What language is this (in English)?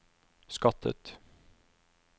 Norwegian